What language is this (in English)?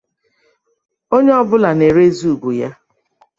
Igbo